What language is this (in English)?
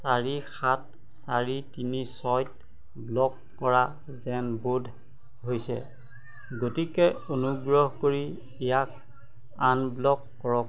Assamese